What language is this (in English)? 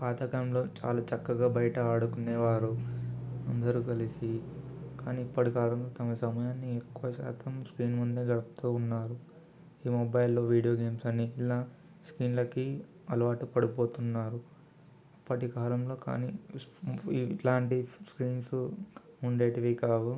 Telugu